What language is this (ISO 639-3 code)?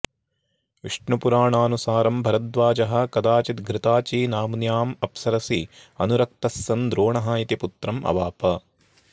san